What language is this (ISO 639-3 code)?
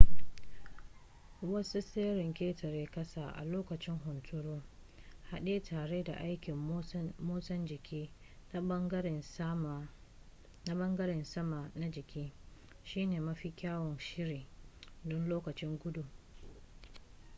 hau